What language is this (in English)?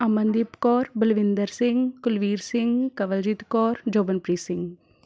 Punjabi